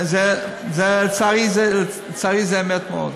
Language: Hebrew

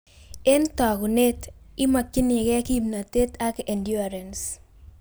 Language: Kalenjin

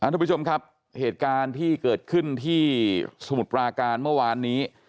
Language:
Thai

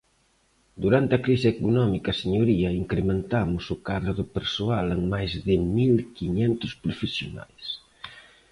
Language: Galician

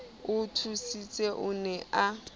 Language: Southern Sotho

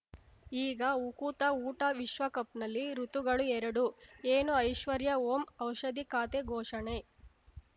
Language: Kannada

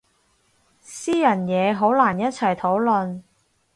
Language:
Cantonese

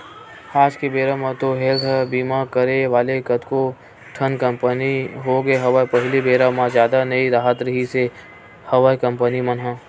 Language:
Chhattisgarhi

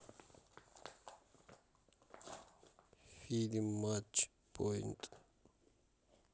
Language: Russian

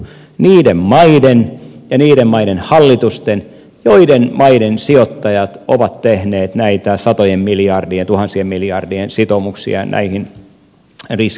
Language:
Finnish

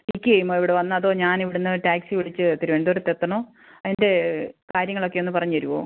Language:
Malayalam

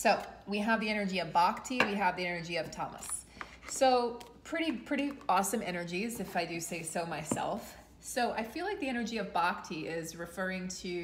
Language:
English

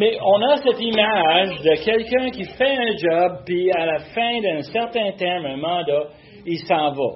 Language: French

